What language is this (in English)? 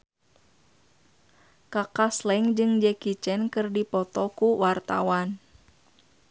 Sundanese